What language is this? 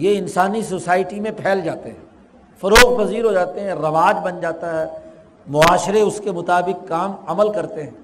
Urdu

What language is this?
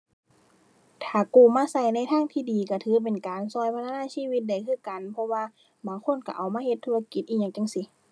Thai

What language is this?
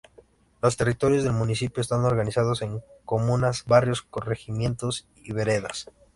Spanish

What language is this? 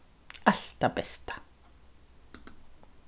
Faroese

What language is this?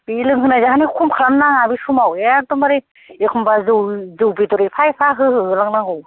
Bodo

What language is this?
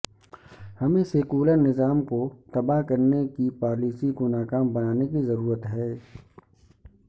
Urdu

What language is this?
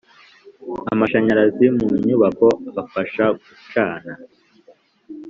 Kinyarwanda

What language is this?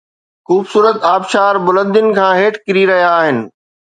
Sindhi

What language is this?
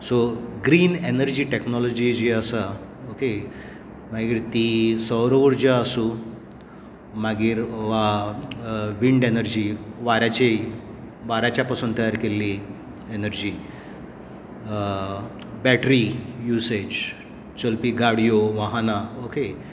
Konkani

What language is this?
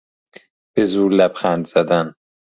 Persian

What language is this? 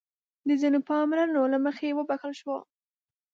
Pashto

